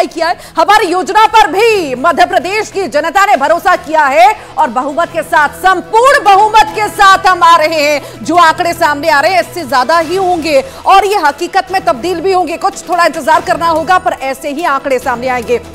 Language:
Hindi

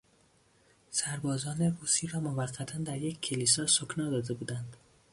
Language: Persian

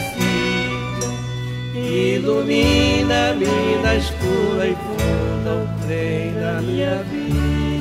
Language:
Portuguese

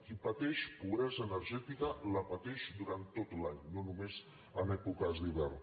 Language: Catalan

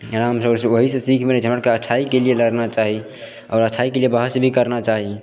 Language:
Maithili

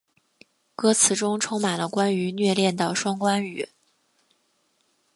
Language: Chinese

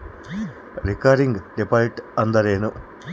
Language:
Kannada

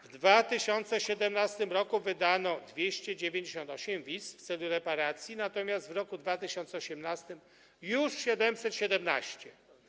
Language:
Polish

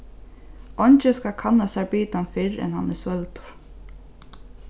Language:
Faroese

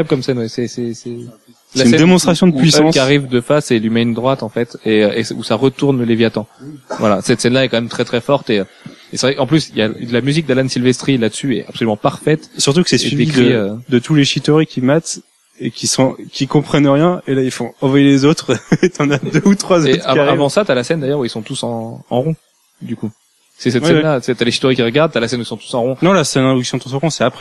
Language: French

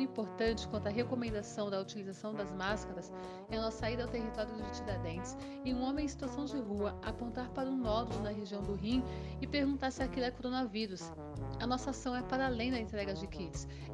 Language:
Portuguese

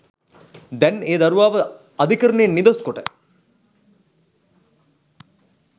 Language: Sinhala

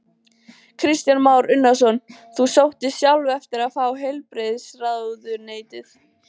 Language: Icelandic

